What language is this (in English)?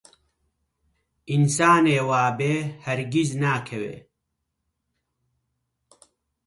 Central Kurdish